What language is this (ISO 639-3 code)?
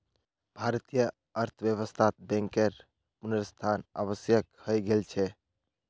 mag